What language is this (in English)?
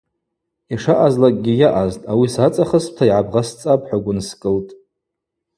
Abaza